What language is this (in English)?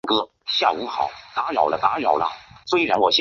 Chinese